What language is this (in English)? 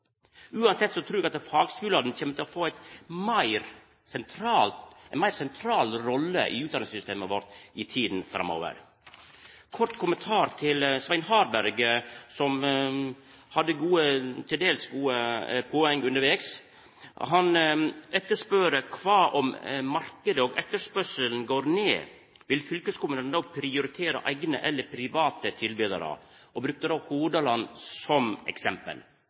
Norwegian Nynorsk